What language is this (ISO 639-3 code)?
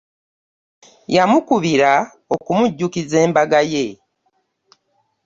lug